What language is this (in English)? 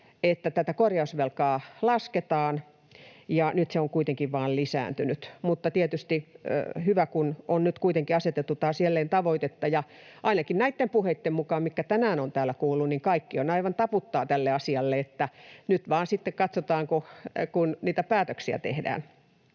Finnish